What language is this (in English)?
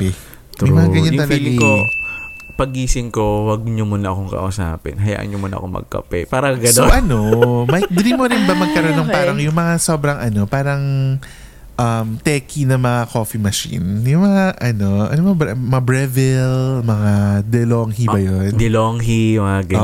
Filipino